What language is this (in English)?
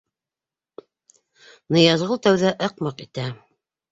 Bashkir